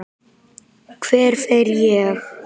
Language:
Icelandic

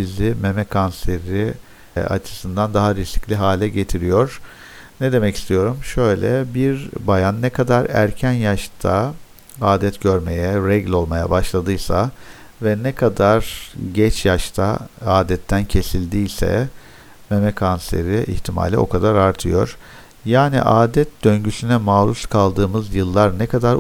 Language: Turkish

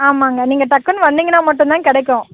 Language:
Tamil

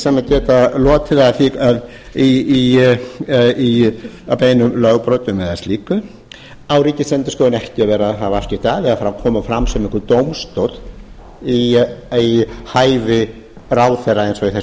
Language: Icelandic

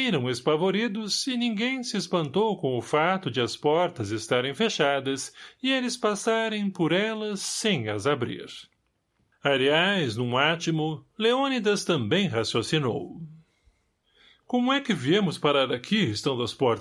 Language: Portuguese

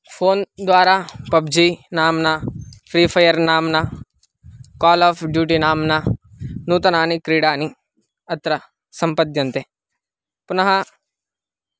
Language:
Sanskrit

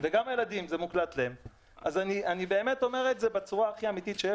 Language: Hebrew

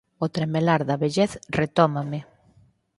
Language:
Galician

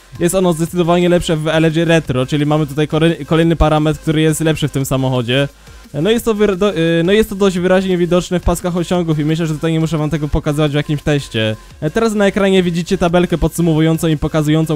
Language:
Polish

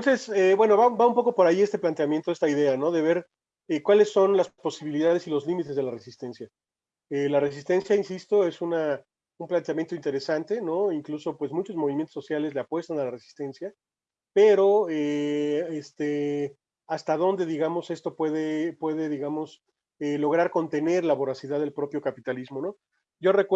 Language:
Spanish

